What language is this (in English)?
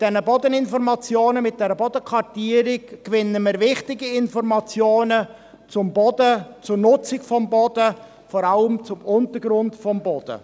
Swiss German